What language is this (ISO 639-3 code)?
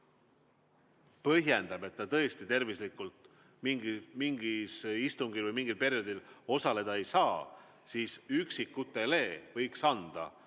est